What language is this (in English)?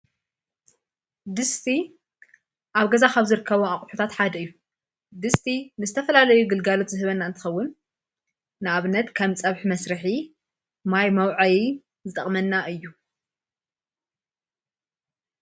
Tigrinya